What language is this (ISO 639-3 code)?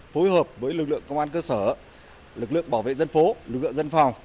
vie